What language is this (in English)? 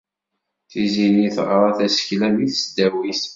Kabyle